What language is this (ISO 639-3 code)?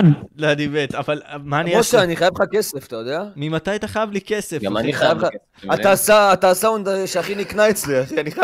heb